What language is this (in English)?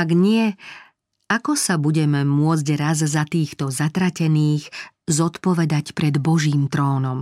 Slovak